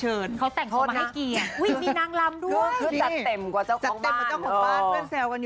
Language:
Thai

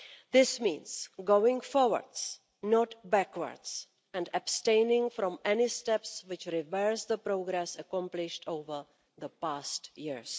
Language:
English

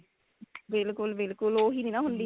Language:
Punjabi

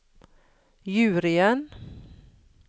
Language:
Norwegian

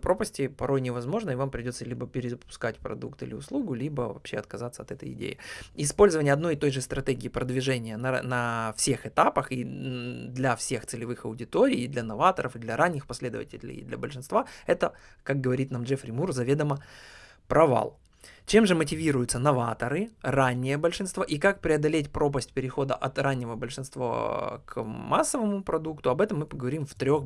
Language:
Russian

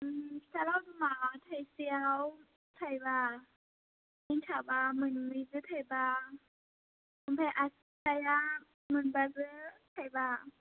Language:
Bodo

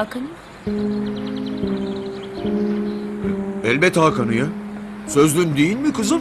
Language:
Turkish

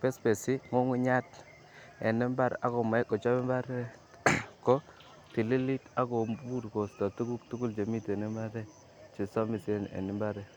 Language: Kalenjin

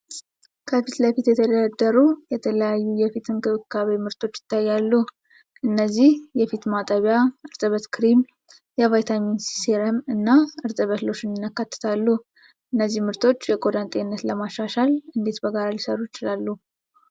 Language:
Amharic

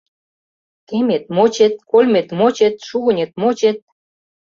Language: Mari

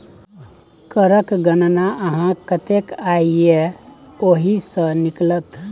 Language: Maithili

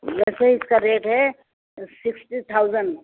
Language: Urdu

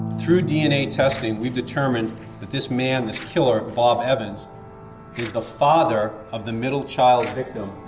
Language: English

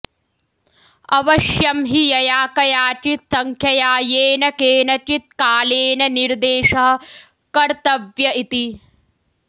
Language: Sanskrit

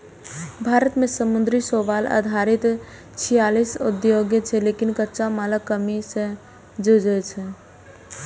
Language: Maithili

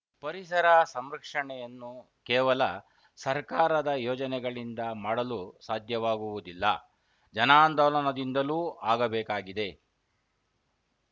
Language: Kannada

